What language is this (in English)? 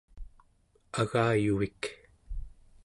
Central Yupik